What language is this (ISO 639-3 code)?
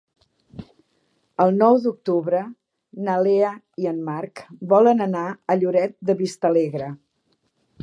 cat